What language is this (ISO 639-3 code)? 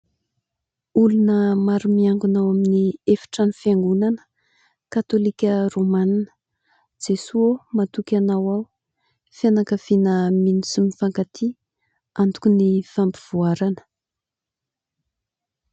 mlg